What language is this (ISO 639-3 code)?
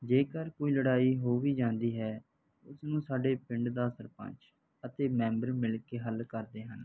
pan